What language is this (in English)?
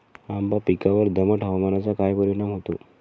Marathi